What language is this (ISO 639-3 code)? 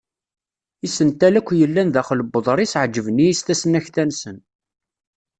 kab